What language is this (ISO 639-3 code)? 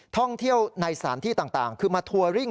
tha